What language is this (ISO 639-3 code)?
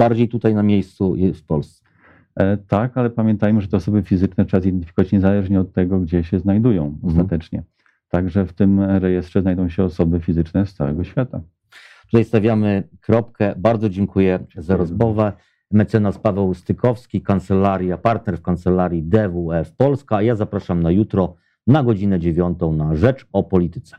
pol